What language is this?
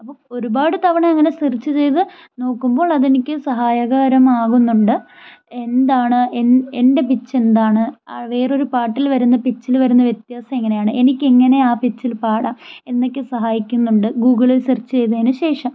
Malayalam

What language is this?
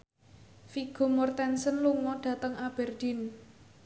Javanese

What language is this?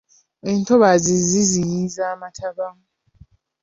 Ganda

